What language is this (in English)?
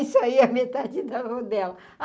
Portuguese